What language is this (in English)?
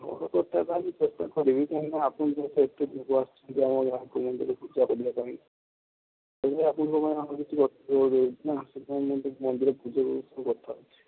Odia